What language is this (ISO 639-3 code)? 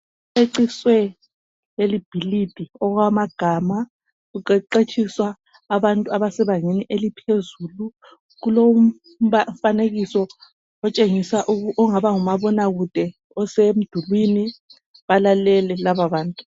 nde